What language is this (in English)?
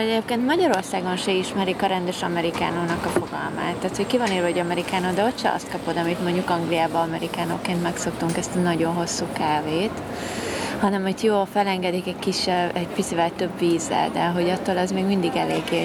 Hungarian